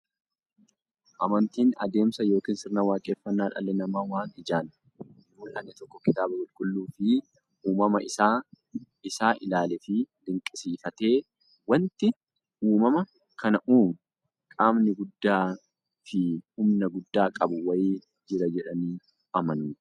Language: Oromo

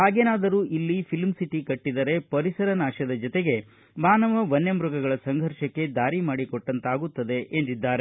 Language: Kannada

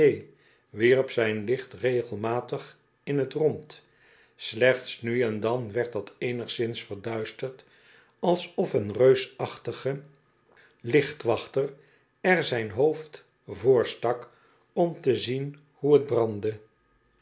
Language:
Dutch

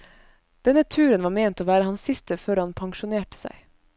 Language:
Norwegian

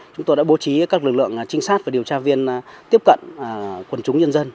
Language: Vietnamese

